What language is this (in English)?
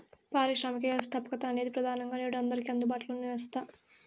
Telugu